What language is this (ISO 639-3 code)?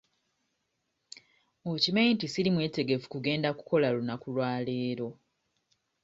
lug